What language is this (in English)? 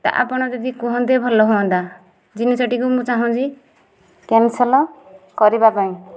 Odia